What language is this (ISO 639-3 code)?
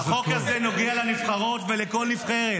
heb